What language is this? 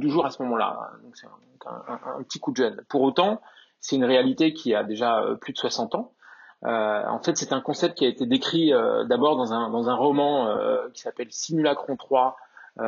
French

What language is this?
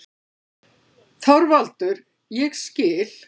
Icelandic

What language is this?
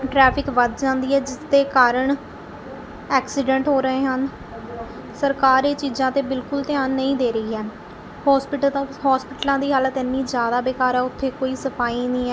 Punjabi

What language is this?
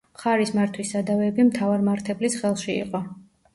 Georgian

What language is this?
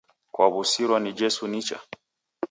Taita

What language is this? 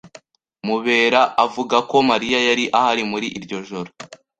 Kinyarwanda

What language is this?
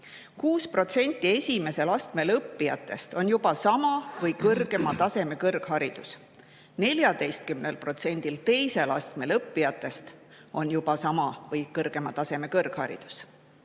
Estonian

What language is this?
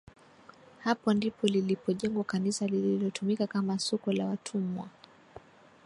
Swahili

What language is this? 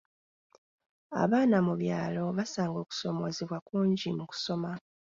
Ganda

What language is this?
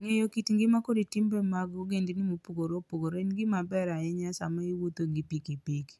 Luo (Kenya and Tanzania)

